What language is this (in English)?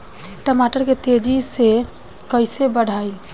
Bhojpuri